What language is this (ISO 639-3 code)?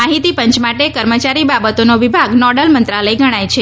guj